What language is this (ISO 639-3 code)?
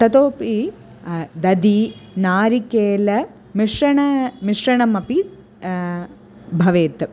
san